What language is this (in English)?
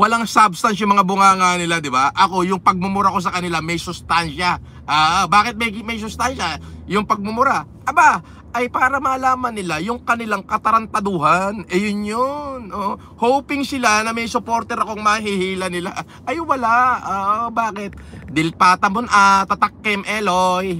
Filipino